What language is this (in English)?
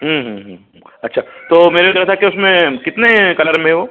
Hindi